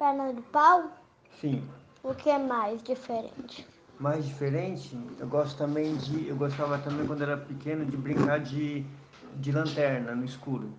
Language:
Portuguese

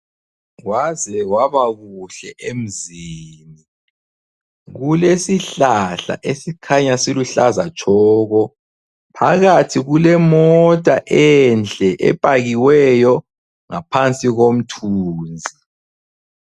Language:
North Ndebele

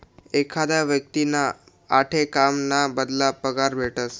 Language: Marathi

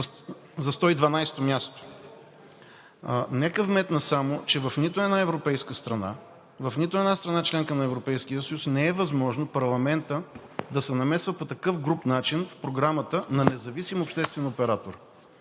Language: Bulgarian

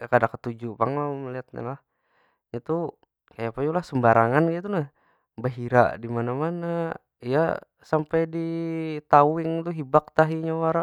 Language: Banjar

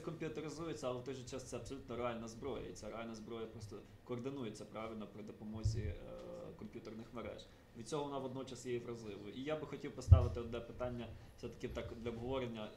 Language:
Ukrainian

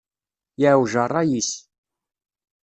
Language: Kabyle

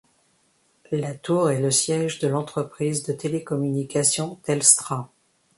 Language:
French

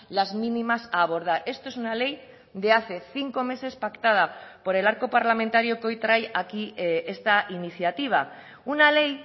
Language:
Spanish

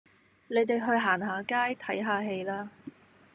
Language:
Cantonese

